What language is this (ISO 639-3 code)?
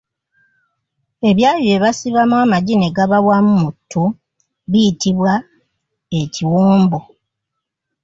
lug